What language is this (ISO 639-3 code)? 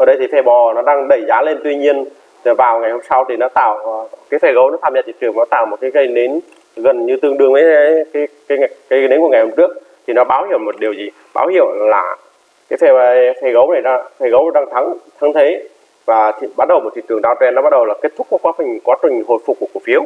vie